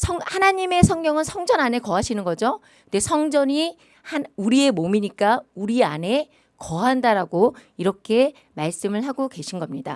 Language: Korean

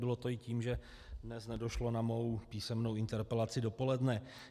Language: Czech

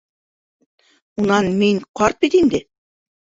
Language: Bashkir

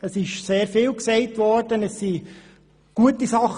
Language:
Swiss German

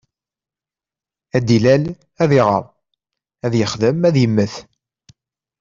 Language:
Kabyle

